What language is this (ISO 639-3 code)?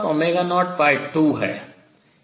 hin